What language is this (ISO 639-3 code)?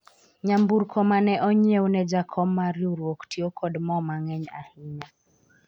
luo